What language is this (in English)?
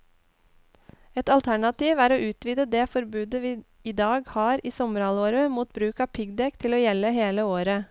Norwegian